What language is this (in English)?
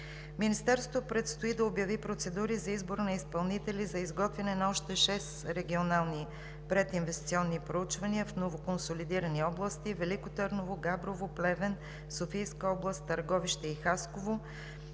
Bulgarian